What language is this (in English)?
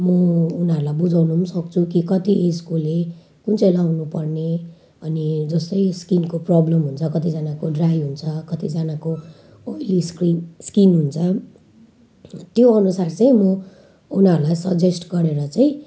Nepali